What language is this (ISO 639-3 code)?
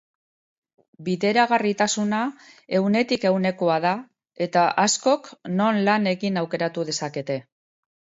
eus